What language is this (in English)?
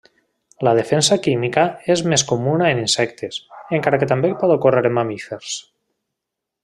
Catalan